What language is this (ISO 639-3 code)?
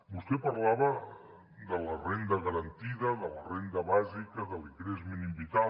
cat